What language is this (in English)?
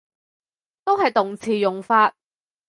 Cantonese